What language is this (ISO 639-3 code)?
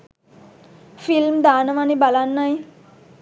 sin